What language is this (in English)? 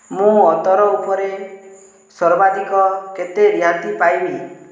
Odia